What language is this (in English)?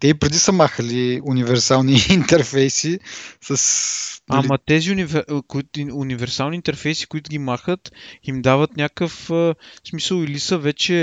Bulgarian